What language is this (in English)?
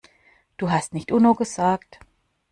German